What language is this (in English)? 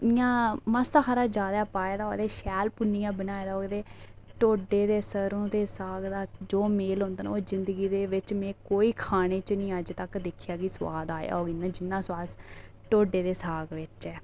Dogri